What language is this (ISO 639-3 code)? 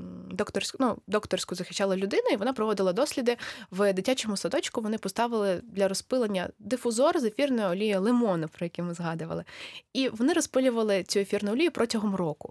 ukr